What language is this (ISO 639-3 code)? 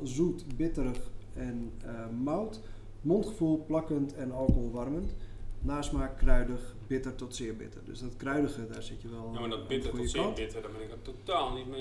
nld